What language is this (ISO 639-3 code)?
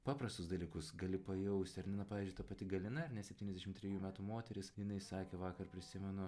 lit